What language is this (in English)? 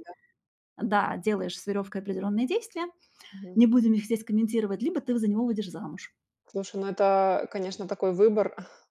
Russian